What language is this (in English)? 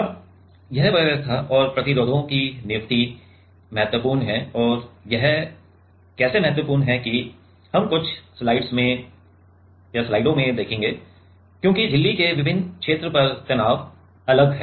Hindi